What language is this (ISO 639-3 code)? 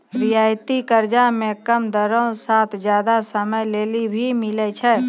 mai